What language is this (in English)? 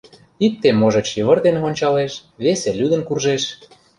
Mari